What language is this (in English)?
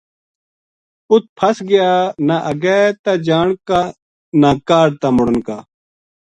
Gujari